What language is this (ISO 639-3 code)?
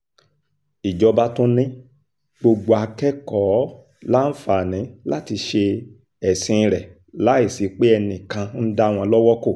yor